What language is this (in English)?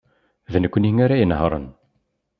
Kabyle